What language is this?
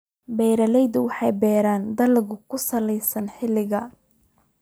Somali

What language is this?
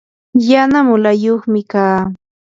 Yanahuanca Pasco Quechua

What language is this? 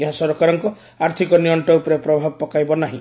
Odia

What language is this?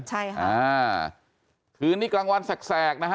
Thai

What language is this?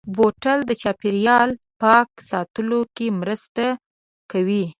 Pashto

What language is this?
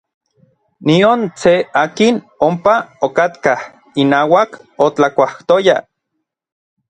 Orizaba Nahuatl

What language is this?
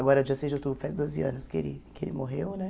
Portuguese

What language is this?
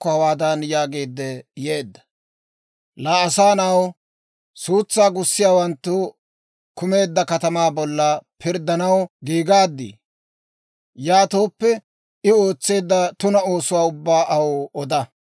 Dawro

